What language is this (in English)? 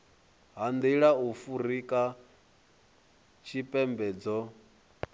Venda